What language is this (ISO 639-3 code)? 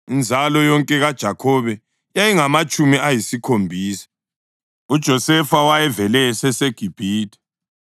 nde